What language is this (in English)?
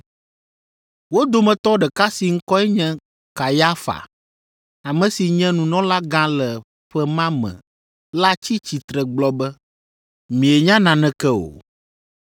Ewe